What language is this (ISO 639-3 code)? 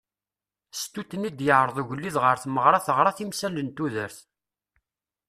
kab